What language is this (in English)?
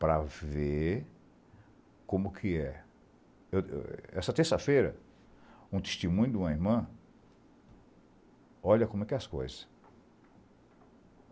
Portuguese